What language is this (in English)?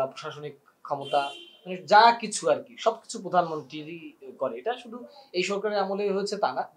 Bangla